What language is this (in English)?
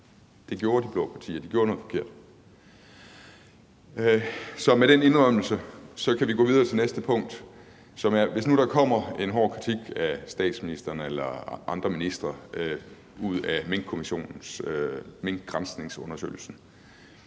Danish